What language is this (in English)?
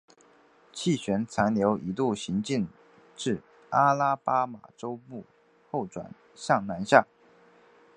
Chinese